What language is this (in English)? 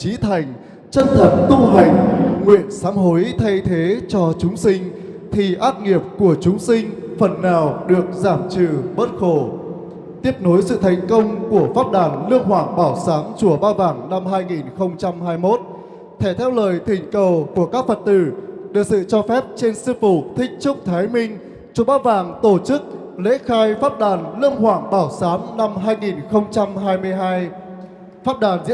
Vietnamese